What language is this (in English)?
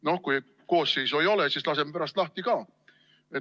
Estonian